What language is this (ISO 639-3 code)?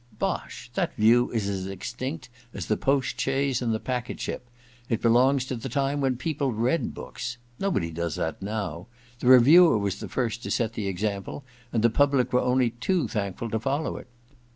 eng